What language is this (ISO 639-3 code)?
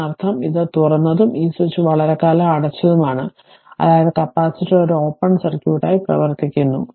mal